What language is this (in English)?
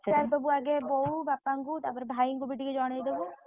Odia